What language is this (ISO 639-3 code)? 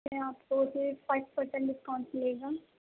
urd